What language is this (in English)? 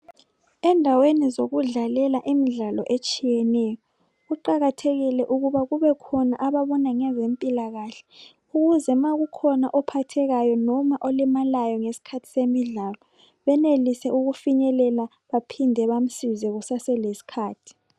North Ndebele